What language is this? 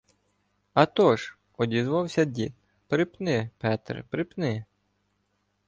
Ukrainian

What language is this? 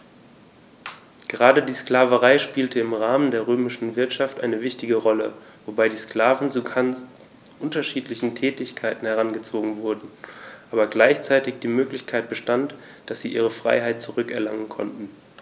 German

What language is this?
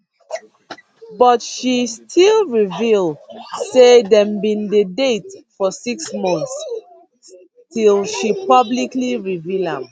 Nigerian Pidgin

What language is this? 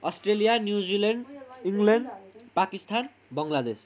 Nepali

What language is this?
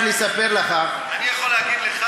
Hebrew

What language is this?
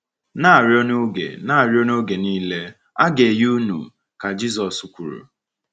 Igbo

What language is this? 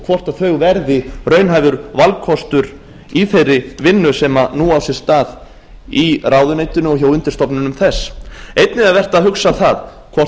Icelandic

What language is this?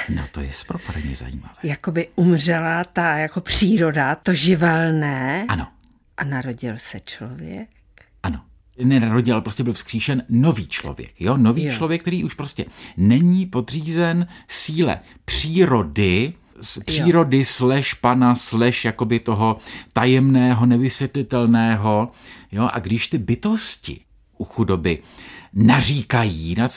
Czech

